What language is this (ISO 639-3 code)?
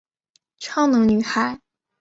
zho